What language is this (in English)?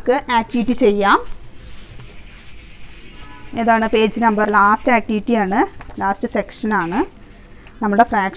Turkish